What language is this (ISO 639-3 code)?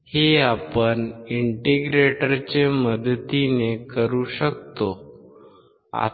mar